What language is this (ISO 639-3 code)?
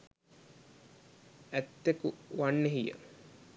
sin